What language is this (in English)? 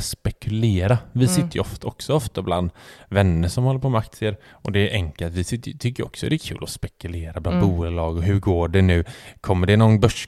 Swedish